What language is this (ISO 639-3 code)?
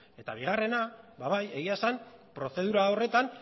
eus